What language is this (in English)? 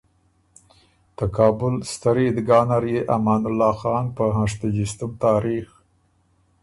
Ormuri